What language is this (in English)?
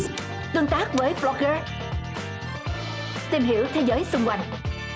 Vietnamese